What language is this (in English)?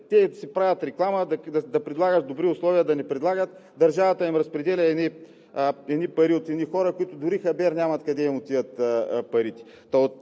Bulgarian